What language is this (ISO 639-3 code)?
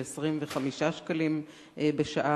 heb